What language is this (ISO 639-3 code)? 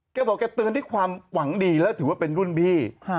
tha